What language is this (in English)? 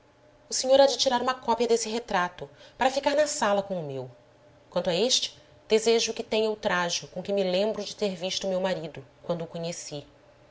Portuguese